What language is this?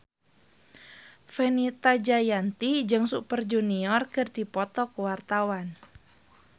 Sundanese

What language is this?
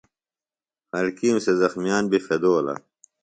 Phalura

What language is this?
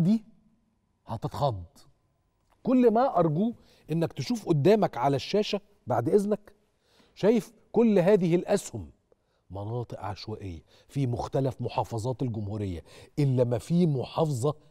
Arabic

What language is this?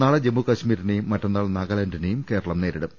Malayalam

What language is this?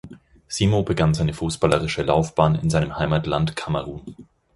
German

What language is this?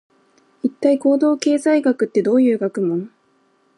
Japanese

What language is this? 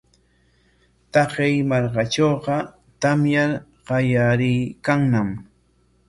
Corongo Ancash Quechua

